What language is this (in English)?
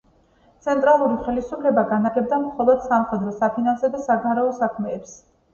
Georgian